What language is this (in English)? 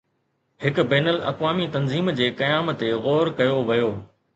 Sindhi